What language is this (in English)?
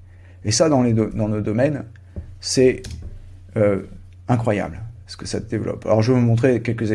French